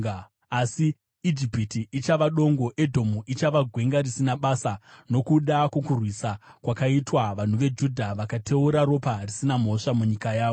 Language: Shona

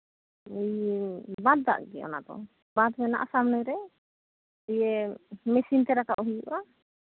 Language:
Santali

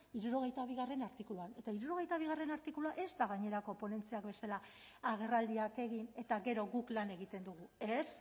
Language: Basque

